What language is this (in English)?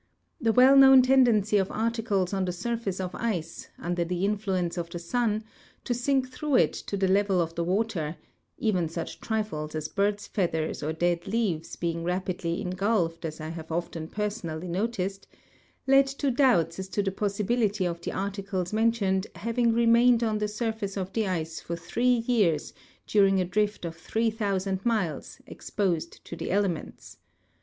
English